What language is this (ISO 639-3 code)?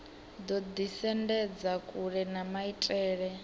ven